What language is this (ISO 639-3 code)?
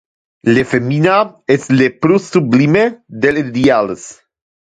ina